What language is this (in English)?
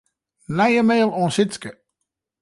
Western Frisian